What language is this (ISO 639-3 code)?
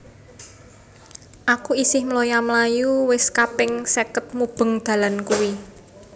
jav